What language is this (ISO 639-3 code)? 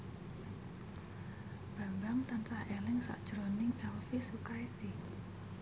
jav